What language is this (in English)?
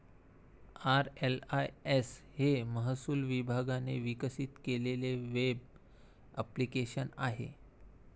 Marathi